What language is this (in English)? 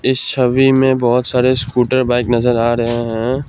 Hindi